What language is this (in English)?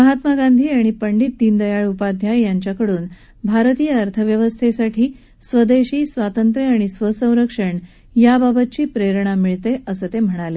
Marathi